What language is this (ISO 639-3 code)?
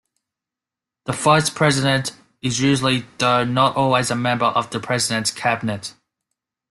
eng